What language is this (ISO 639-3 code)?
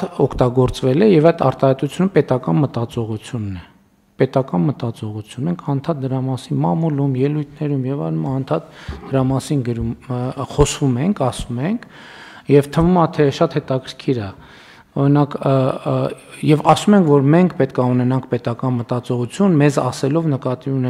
ron